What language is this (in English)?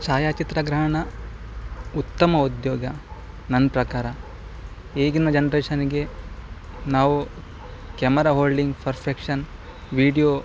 Kannada